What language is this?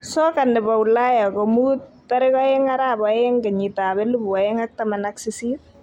Kalenjin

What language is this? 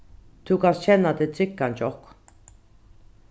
Faroese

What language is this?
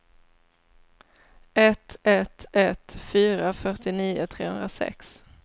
Swedish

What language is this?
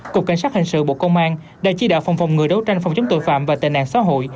Vietnamese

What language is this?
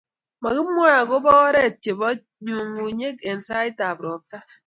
Kalenjin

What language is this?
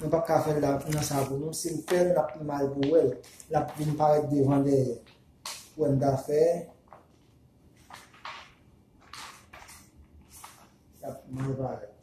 French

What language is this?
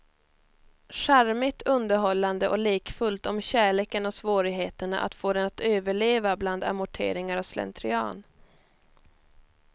Swedish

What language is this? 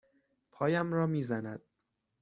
Persian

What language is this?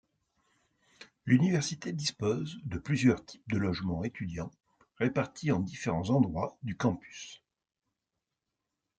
French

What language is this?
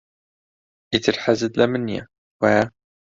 Central Kurdish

